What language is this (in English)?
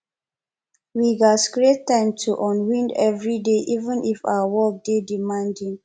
Nigerian Pidgin